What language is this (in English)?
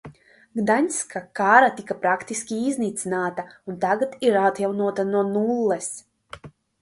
Latvian